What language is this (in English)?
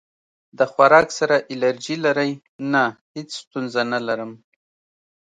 Pashto